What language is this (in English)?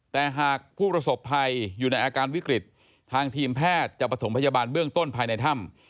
Thai